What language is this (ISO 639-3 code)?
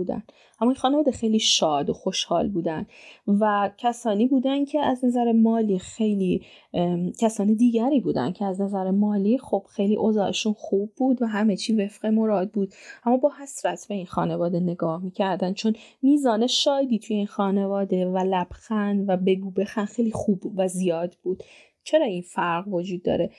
fas